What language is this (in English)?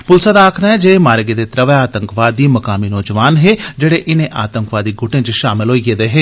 Dogri